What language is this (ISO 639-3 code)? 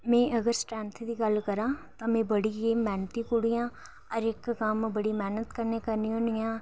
doi